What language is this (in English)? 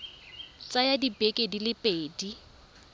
Tswana